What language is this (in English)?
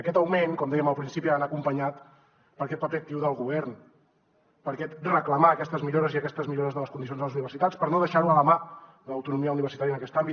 Catalan